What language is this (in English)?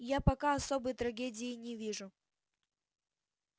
Russian